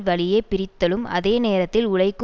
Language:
Tamil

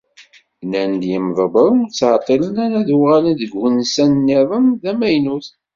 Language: Kabyle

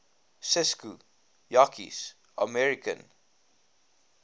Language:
Afrikaans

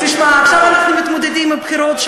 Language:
Hebrew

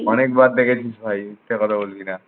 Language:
Bangla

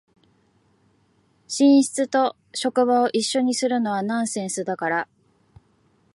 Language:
Japanese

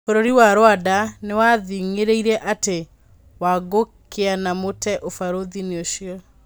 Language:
Kikuyu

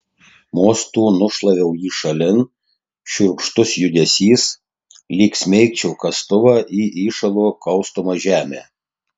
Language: Lithuanian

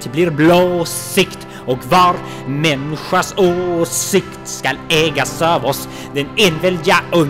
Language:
Norwegian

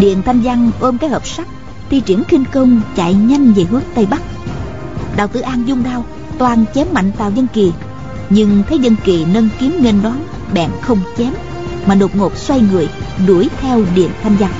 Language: Vietnamese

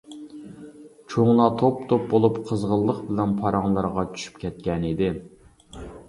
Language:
Uyghur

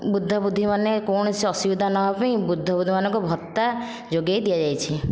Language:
Odia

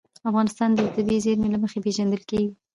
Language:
Pashto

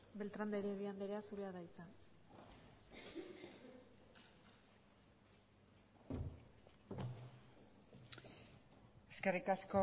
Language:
Basque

